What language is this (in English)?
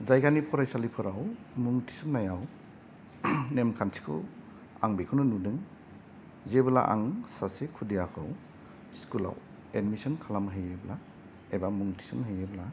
Bodo